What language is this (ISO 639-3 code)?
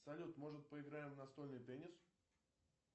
rus